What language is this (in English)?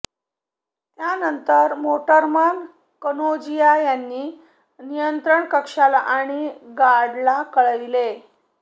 Marathi